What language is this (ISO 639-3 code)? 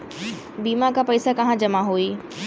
bho